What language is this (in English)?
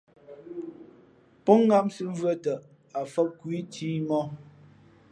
Fe'fe'